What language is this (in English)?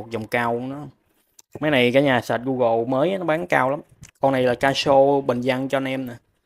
Vietnamese